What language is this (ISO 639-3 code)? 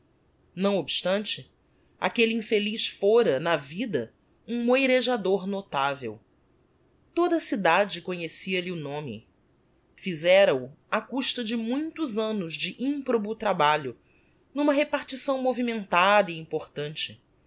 por